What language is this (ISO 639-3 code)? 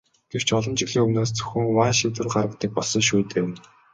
mon